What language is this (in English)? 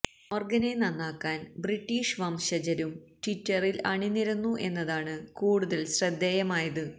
Malayalam